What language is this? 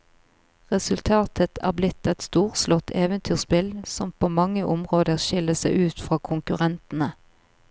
Norwegian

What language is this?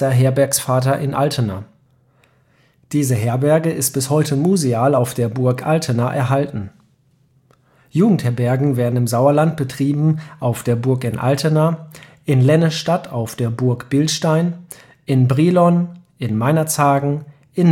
German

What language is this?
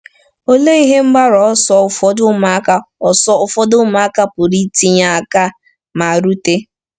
Igbo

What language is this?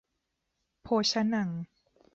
Thai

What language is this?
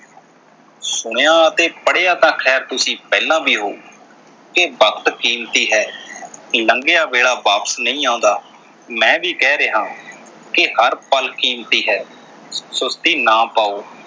Punjabi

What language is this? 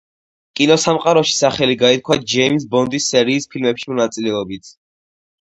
Georgian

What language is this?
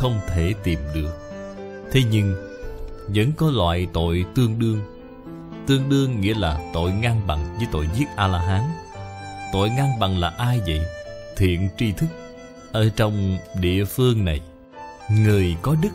Vietnamese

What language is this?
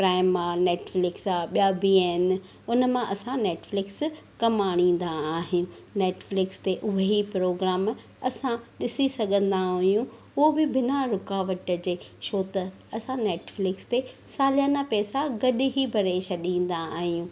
Sindhi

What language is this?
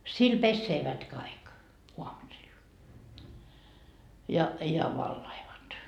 Finnish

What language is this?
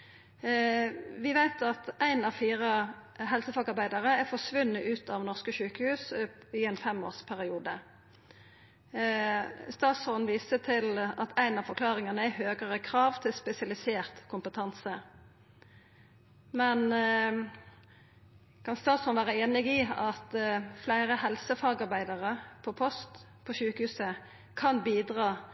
Norwegian Nynorsk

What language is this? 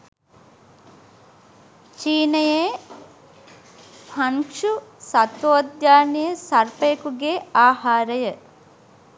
Sinhala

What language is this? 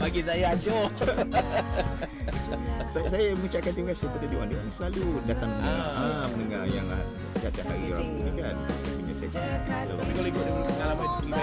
Malay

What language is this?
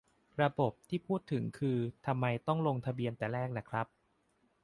Thai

